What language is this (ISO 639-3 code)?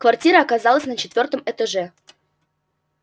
rus